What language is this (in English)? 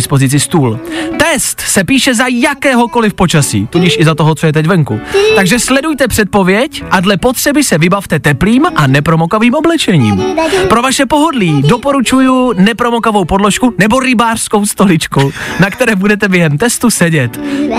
Czech